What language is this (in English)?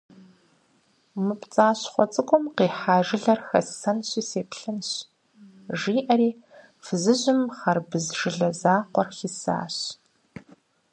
Kabardian